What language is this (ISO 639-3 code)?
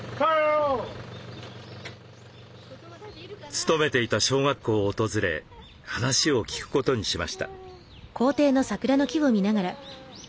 jpn